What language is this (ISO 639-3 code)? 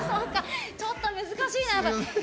jpn